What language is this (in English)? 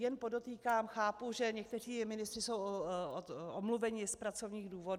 Czech